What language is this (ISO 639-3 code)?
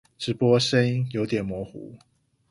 zho